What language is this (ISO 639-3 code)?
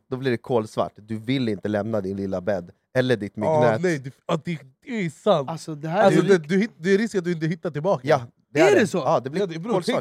swe